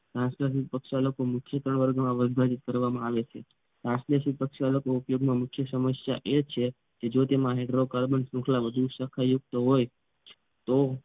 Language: Gujarati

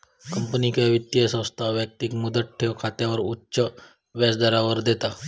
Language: Marathi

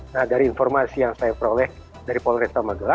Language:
Indonesian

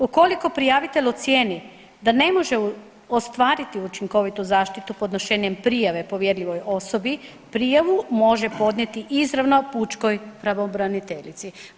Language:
Croatian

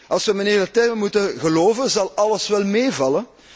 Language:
Dutch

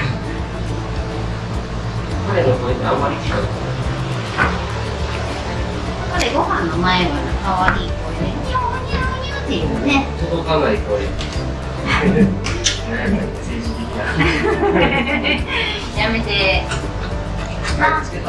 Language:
Japanese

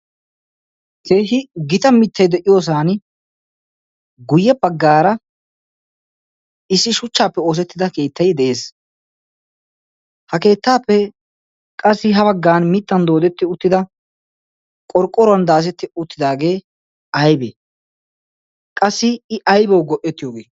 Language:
Wolaytta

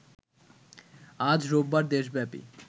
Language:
Bangla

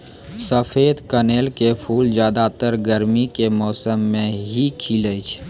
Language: Maithili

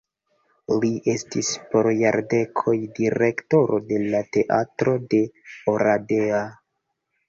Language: Esperanto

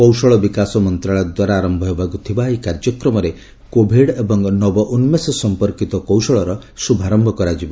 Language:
Odia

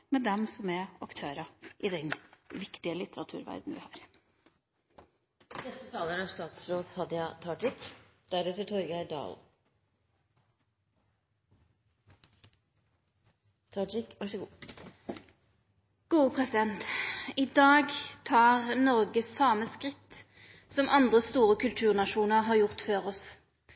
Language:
Norwegian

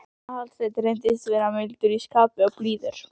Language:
Icelandic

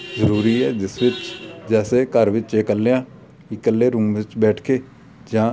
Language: Punjabi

